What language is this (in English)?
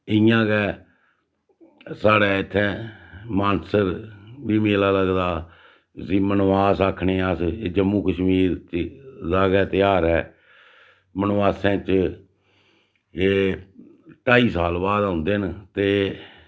Dogri